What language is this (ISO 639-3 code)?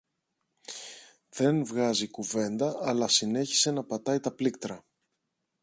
ell